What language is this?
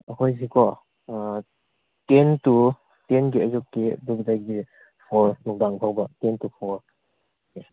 Manipuri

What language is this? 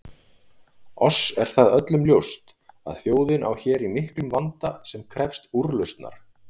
Icelandic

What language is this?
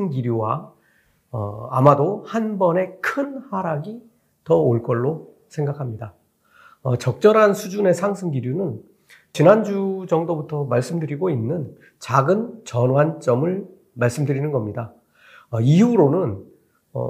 Korean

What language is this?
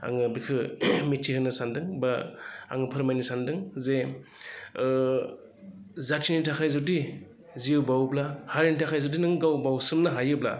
Bodo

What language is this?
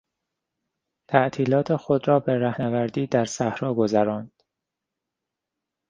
Persian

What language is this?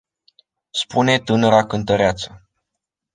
Romanian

